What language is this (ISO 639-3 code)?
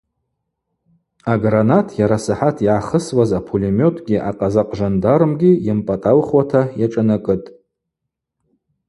abq